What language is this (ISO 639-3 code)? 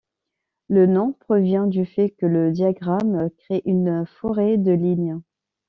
fra